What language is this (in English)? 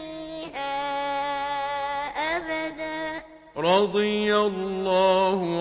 Arabic